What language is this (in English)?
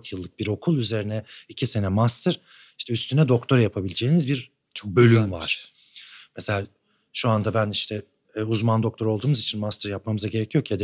Turkish